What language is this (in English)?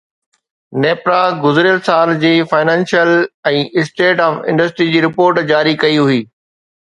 Sindhi